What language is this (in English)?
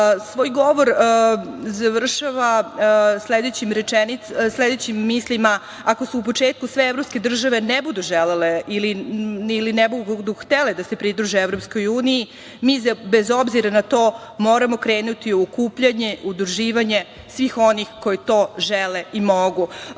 Serbian